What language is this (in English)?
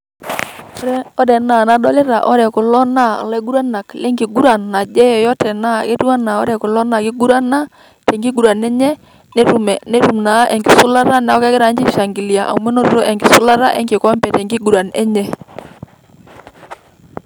Masai